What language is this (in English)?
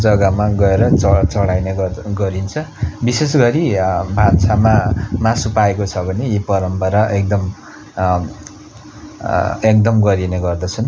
Nepali